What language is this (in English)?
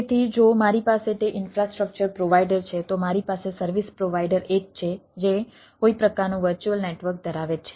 Gujarati